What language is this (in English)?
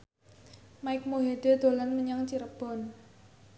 Javanese